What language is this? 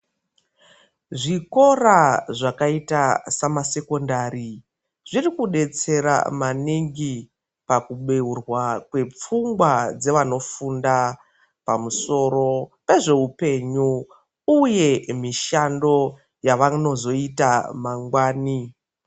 Ndau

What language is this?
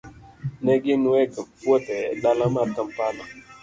Luo (Kenya and Tanzania)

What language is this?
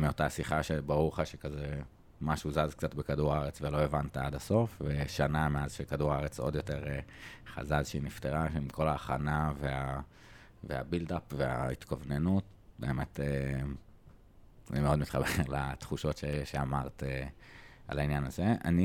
Hebrew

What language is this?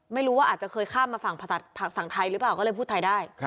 Thai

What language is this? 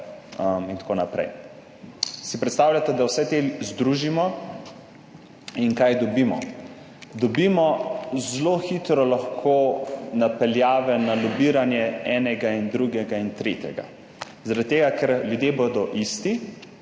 Slovenian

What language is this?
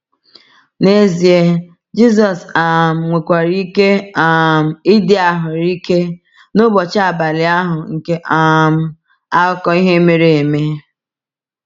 Igbo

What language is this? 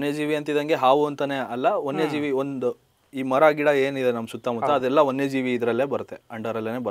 Kannada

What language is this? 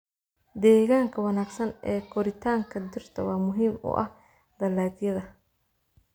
Somali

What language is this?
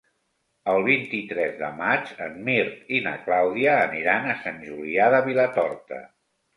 Catalan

